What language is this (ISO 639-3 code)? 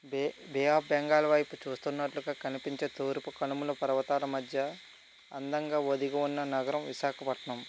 tel